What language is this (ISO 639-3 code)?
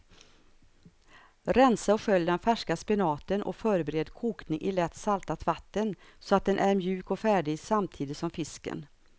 swe